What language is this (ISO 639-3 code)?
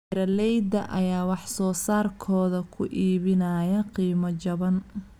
som